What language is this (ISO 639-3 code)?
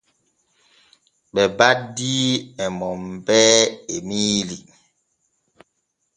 fue